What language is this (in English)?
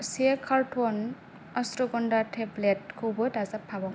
Bodo